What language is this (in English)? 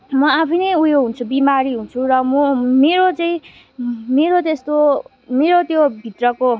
Nepali